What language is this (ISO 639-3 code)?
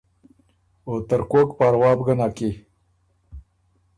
oru